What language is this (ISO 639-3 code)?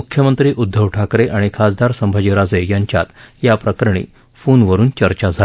mar